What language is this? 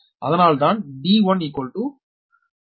Tamil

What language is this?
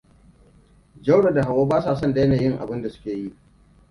Hausa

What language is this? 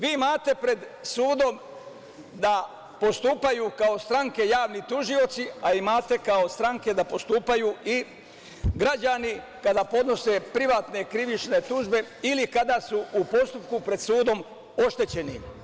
Serbian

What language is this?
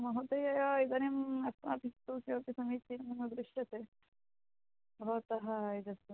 Sanskrit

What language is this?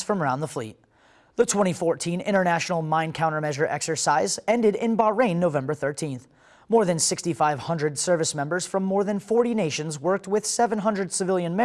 English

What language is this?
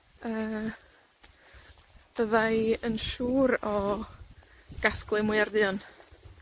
Welsh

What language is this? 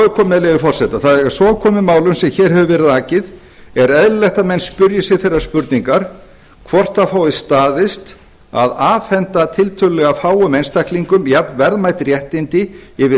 Icelandic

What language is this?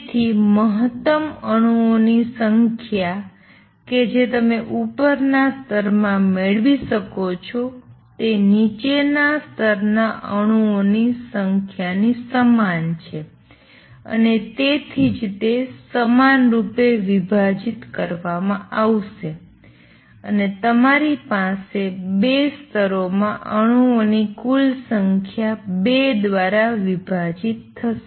Gujarati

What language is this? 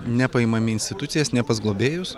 Lithuanian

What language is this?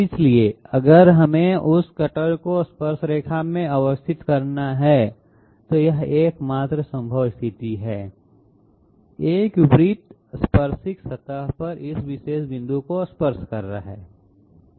Hindi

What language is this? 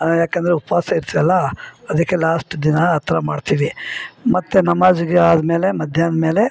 Kannada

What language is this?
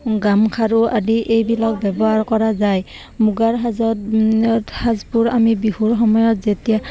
Assamese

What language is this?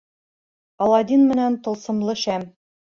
Bashkir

